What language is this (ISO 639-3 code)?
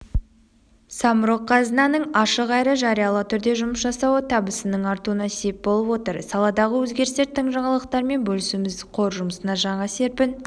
kaz